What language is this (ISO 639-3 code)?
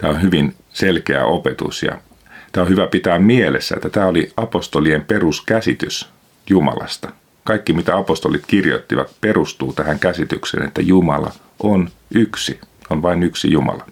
fin